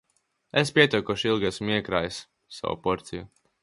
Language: Latvian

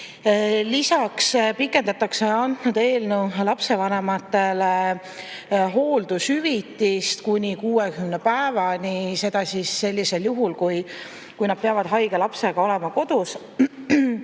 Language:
Estonian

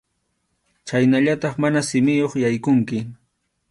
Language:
Arequipa-La Unión Quechua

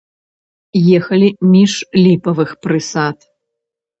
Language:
Belarusian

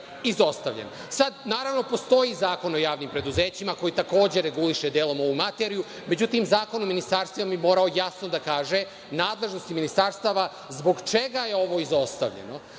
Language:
Serbian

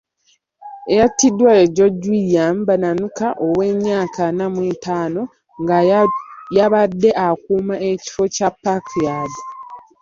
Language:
Ganda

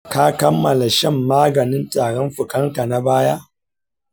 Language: Hausa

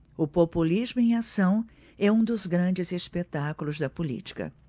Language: Portuguese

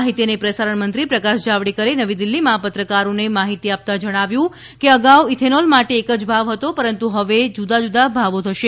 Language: Gujarati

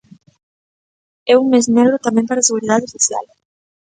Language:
Galician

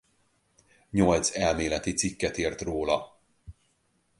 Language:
Hungarian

